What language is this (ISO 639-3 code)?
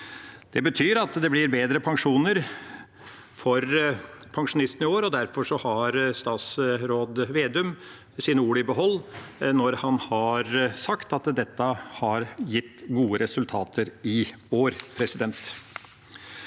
nor